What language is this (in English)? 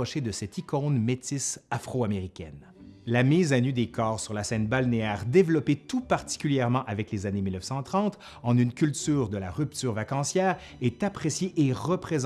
French